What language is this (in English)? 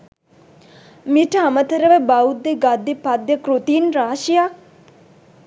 Sinhala